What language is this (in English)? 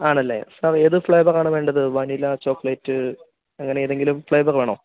Malayalam